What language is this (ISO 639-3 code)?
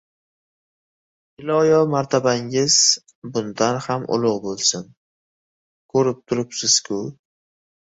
uzb